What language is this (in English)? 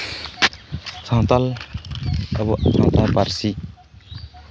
Santali